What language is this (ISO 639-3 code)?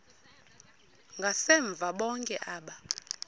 xho